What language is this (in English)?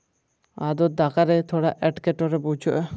Santali